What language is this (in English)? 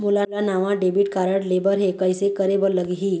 Chhattisgarhi